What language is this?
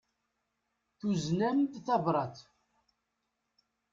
Kabyle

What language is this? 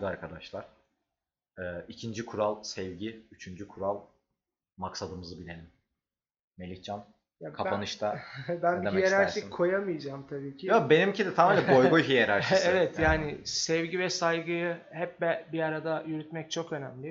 Turkish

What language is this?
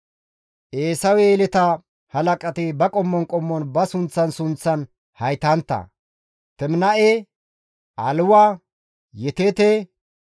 Gamo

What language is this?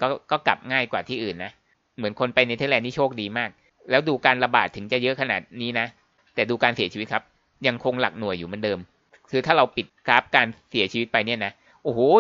Thai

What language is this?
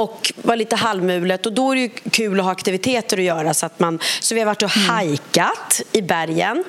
Swedish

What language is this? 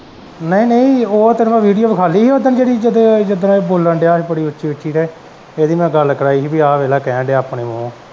Punjabi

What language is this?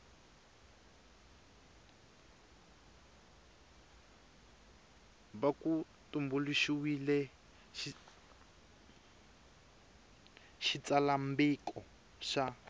Tsonga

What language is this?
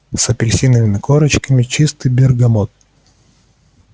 Russian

